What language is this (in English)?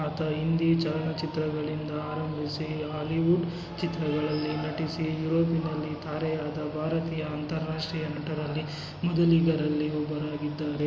Kannada